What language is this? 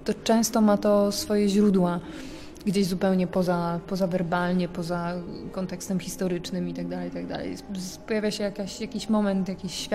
Polish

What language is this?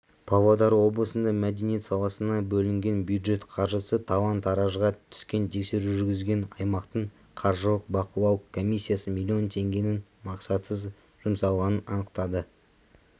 Kazakh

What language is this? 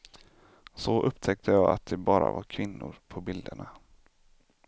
Swedish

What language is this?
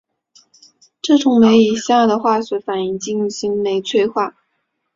Chinese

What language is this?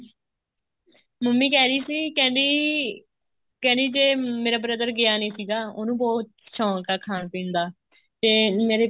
Punjabi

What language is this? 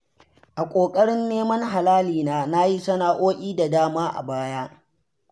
Hausa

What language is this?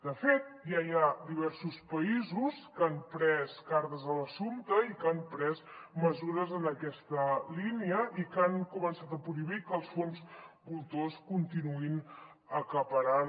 Catalan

